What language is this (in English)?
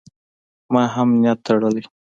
Pashto